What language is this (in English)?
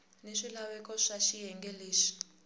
Tsonga